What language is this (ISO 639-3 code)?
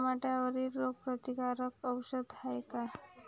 mar